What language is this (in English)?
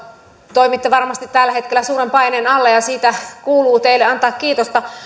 Finnish